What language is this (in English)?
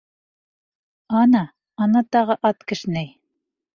Bashkir